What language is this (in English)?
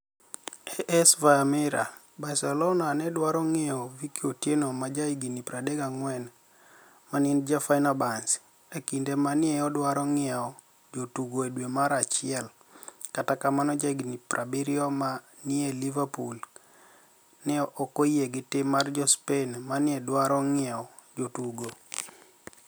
Luo (Kenya and Tanzania)